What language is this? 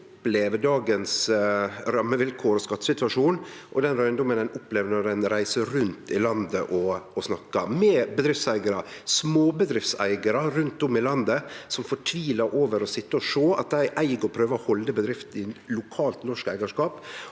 Norwegian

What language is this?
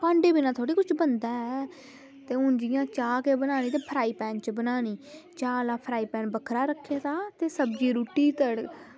Dogri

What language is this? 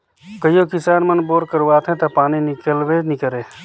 Chhattisgarhi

